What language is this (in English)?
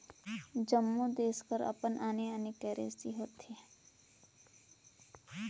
Chhattisgarhi